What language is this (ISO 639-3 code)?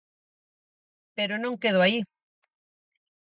glg